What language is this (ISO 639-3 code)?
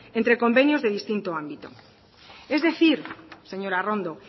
spa